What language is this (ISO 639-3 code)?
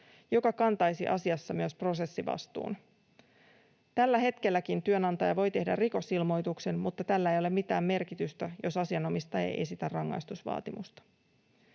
fin